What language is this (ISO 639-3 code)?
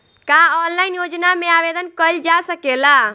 bho